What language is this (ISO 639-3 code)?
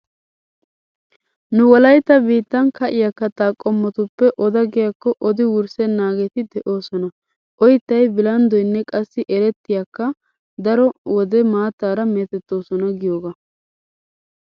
wal